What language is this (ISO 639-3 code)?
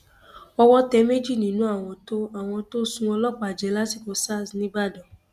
yor